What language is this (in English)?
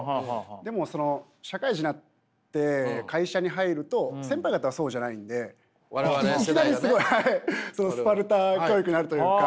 Japanese